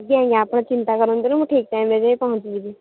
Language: Odia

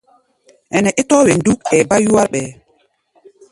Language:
Gbaya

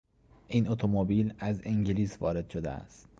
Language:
Persian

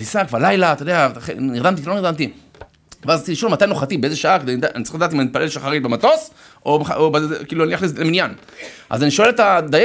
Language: Hebrew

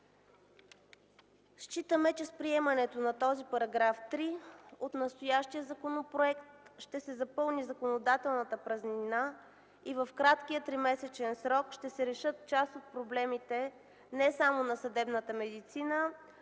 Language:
Bulgarian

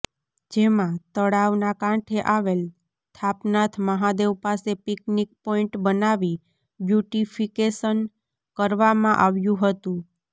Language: Gujarati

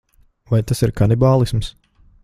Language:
Latvian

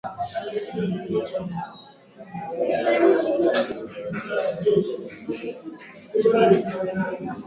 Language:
Swahili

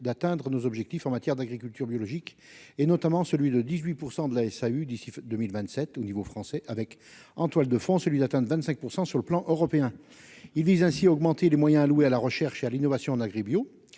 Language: French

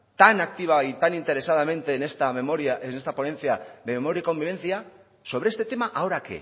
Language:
Spanish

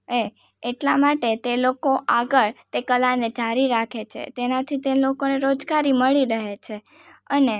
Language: Gujarati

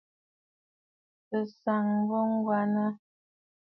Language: Bafut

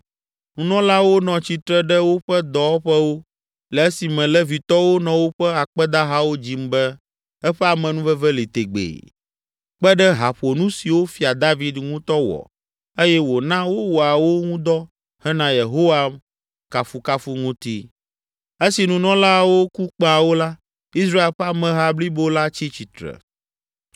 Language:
Ewe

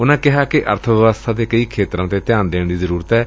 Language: Punjabi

